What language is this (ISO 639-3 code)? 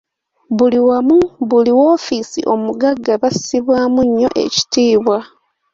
lug